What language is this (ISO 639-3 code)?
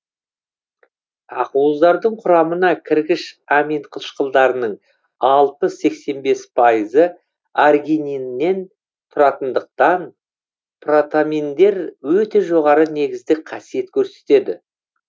kaz